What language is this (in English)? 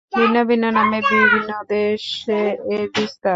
Bangla